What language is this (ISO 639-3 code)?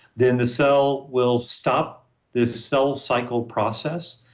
eng